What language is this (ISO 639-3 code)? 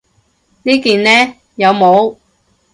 yue